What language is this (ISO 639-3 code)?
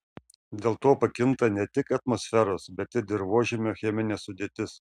lit